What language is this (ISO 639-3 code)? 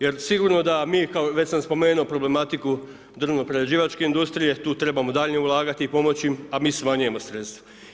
hrv